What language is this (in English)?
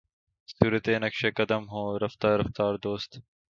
Urdu